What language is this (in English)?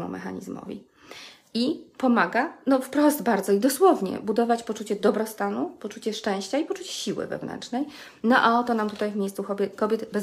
Polish